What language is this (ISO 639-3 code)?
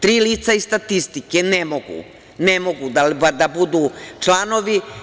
srp